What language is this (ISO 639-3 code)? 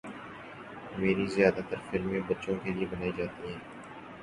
urd